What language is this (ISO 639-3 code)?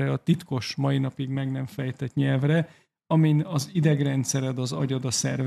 hun